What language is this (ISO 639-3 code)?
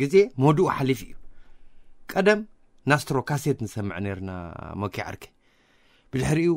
ara